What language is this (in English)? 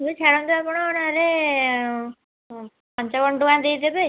Odia